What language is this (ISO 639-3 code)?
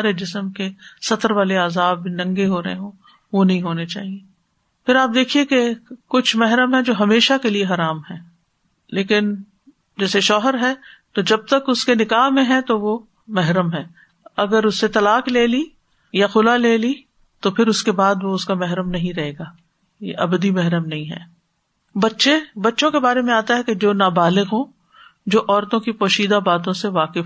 urd